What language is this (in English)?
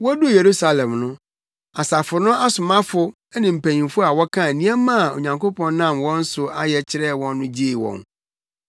Akan